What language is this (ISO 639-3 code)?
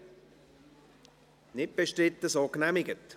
gsw